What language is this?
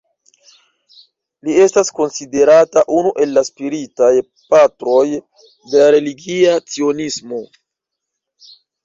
Esperanto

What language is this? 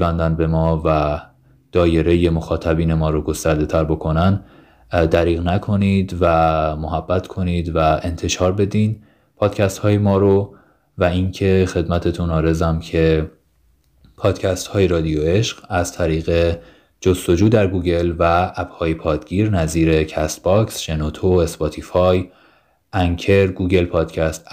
Persian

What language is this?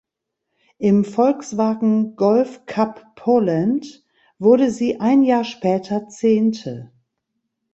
German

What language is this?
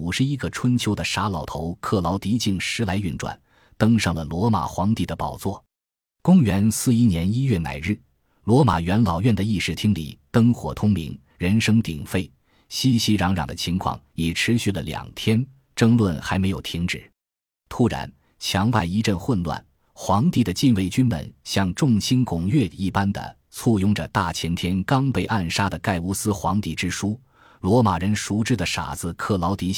Chinese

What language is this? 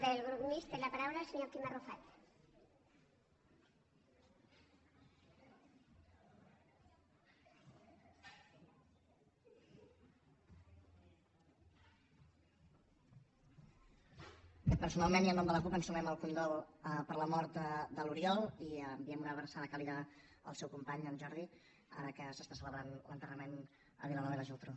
Catalan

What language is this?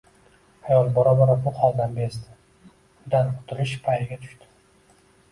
Uzbek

